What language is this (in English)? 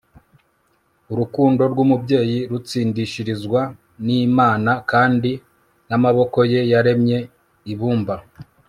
Kinyarwanda